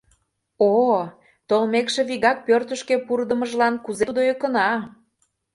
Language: Mari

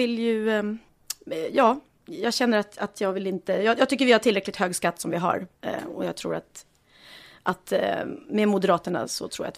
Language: Swedish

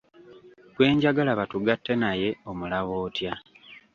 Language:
Ganda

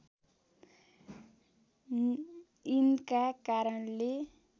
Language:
Nepali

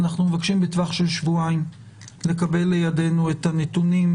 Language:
Hebrew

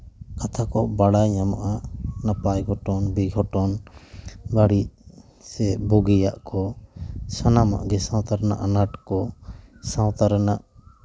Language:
Santali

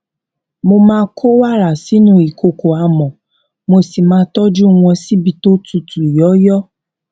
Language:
Yoruba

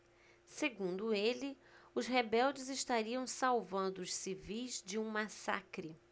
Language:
Portuguese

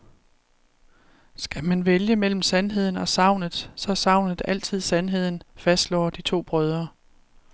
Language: Danish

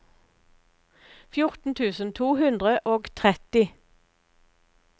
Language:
Norwegian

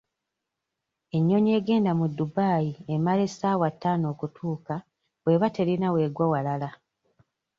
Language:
Ganda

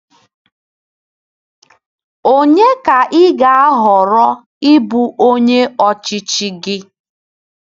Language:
Igbo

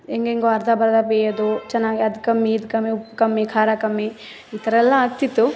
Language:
Kannada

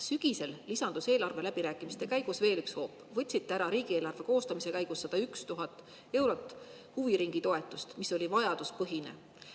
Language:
Estonian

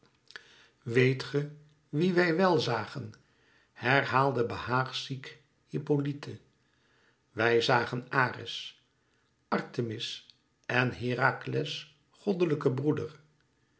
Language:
Dutch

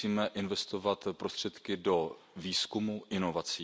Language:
Czech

